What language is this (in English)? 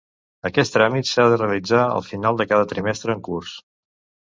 Catalan